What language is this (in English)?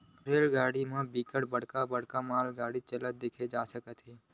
Chhattisgarhi